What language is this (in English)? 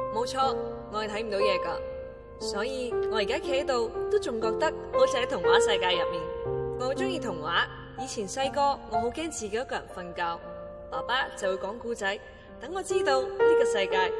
Chinese